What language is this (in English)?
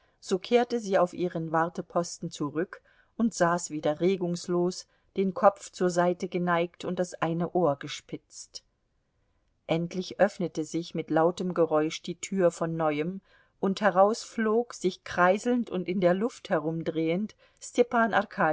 German